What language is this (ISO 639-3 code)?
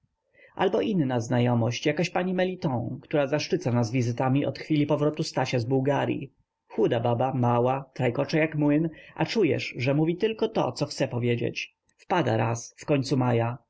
pol